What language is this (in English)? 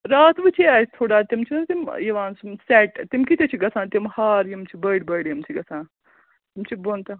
Kashmiri